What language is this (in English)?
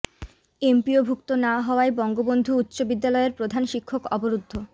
Bangla